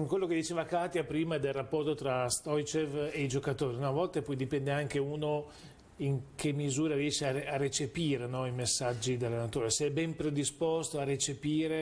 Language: Italian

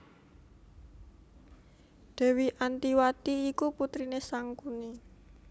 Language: Javanese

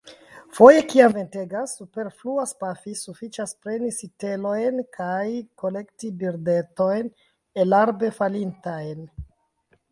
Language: Esperanto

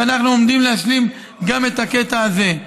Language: Hebrew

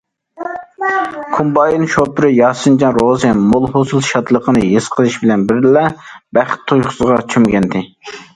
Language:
Uyghur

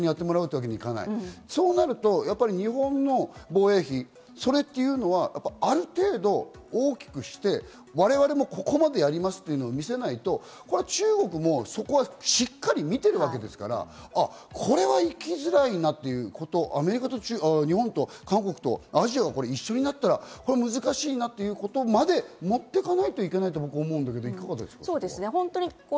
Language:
Japanese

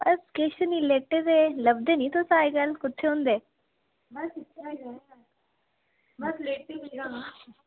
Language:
Dogri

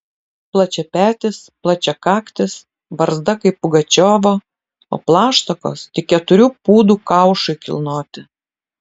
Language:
Lithuanian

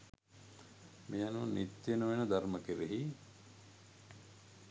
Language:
Sinhala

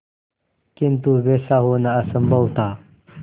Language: Hindi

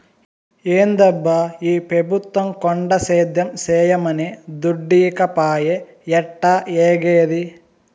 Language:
Telugu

